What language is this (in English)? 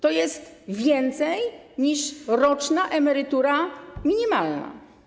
Polish